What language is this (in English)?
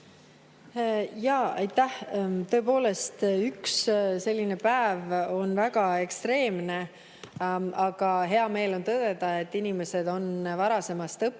Estonian